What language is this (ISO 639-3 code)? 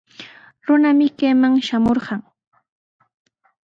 qws